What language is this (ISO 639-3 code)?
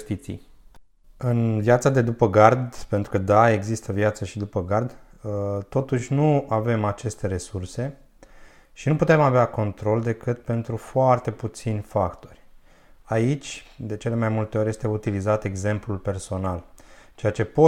ron